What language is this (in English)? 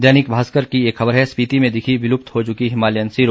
Hindi